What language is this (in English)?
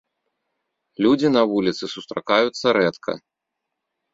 Belarusian